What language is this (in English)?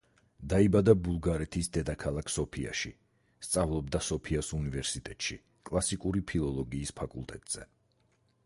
Georgian